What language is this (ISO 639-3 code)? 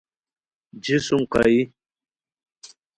khw